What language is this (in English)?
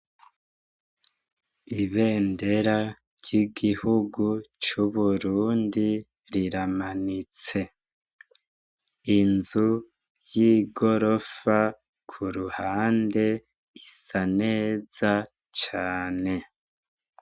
Rundi